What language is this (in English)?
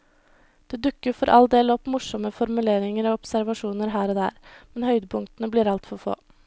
Norwegian